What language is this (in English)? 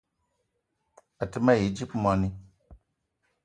Eton (Cameroon)